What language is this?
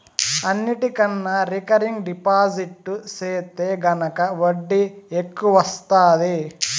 Telugu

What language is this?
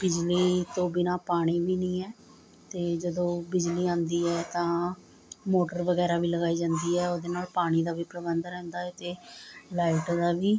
Punjabi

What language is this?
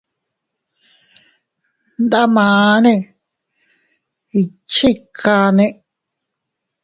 Teutila Cuicatec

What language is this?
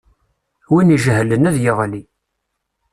Kabyle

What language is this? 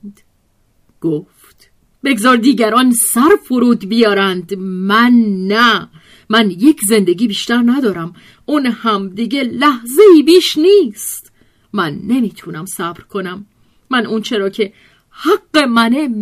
Persian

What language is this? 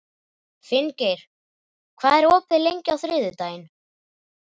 Icelandic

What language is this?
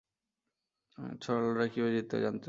Bangla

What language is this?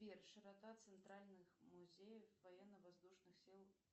Russian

